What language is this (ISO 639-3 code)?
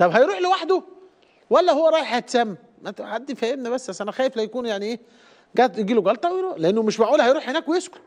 ara